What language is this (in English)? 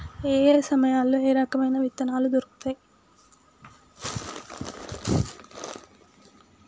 Telugu